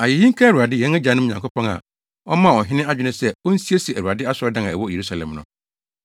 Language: Akan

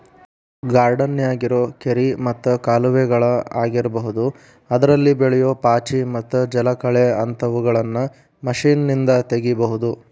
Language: Kannada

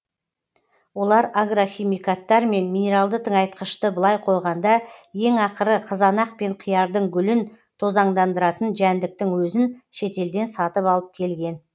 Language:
Kazakh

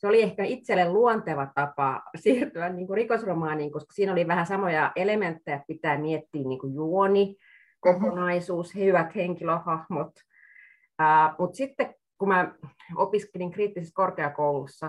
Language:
Finnish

